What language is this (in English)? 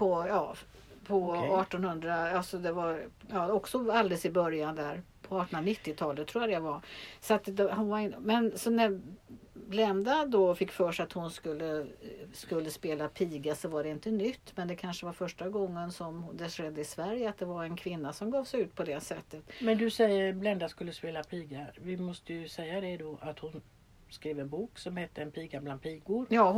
Swedish